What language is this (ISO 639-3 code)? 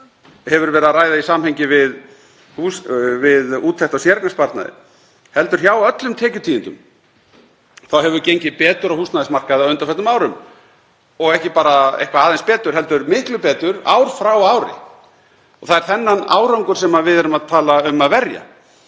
isl